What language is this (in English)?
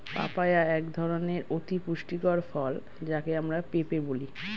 Bangla